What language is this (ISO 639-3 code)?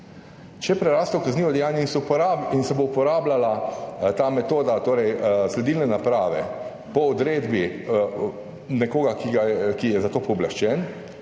slv